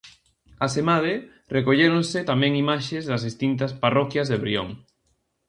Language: Galician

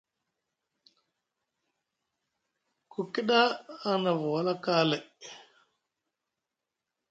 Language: Musgu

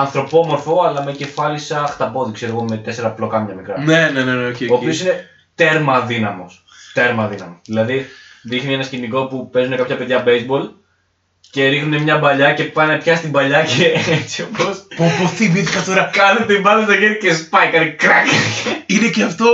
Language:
Greek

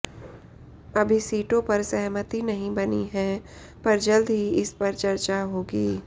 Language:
Hindi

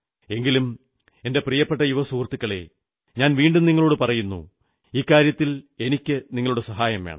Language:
Malayalam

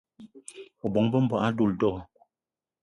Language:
Eton (Cameroon)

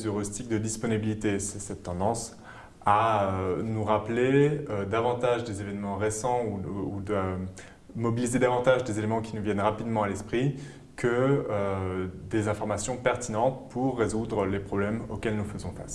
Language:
French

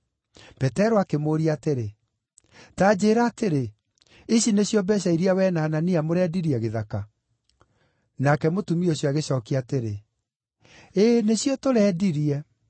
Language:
Kikuyu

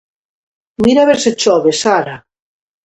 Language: Galician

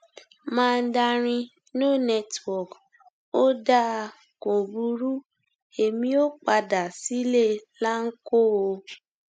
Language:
Yoruba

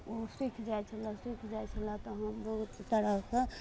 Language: Maithili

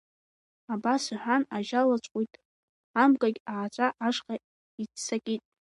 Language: Abkhazian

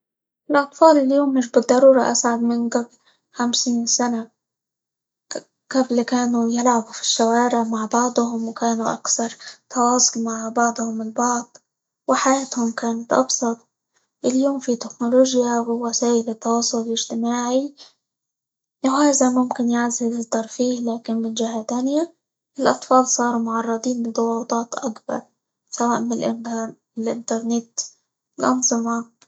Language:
Libyan Arabic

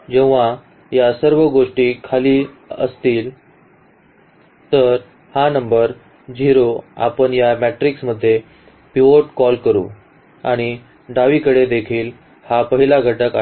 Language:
Marathi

